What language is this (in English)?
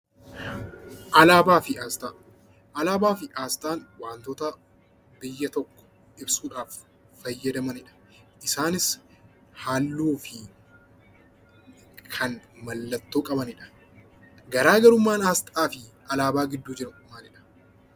Oromo